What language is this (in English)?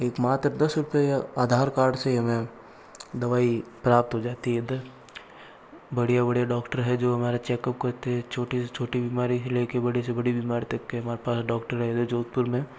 Hindi